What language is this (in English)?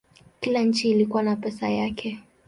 Swahili